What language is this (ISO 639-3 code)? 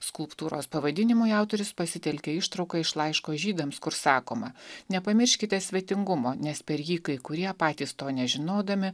lit